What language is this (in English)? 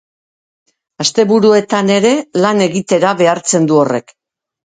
Basque